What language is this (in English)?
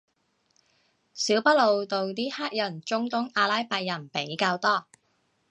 Cantonese